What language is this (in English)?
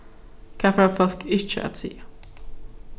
Faroese